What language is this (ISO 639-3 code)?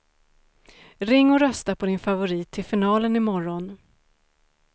swe